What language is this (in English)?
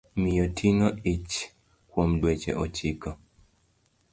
Luo (Kenya and Tanzania)